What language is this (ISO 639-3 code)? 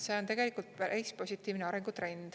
est